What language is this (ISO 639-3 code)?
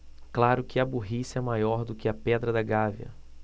por